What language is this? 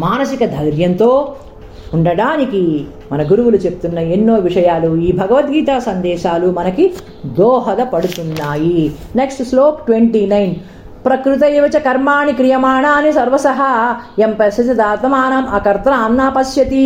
Telugu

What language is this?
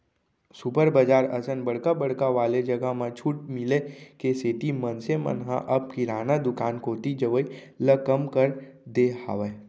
Chhattisgarhi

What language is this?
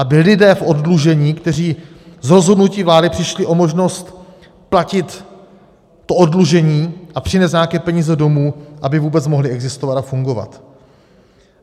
Czech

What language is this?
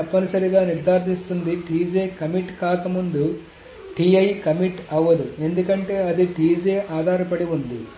Telugu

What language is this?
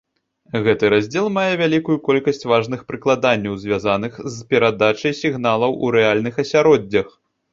Belarusian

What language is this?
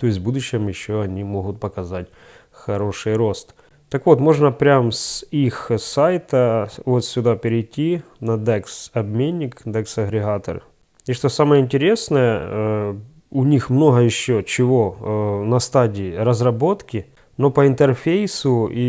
Russian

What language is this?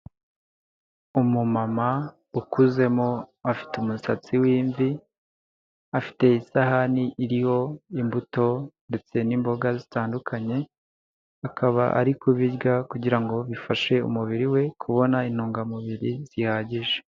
Kinyarwanda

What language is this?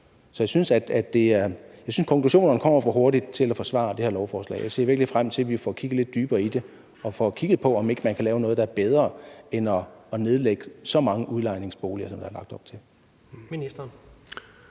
Danish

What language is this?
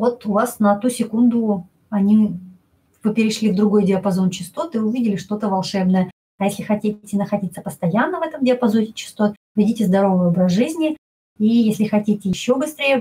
Russian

